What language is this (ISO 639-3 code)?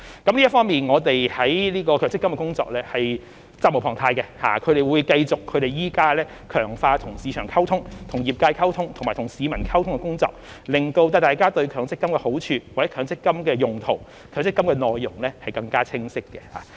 yue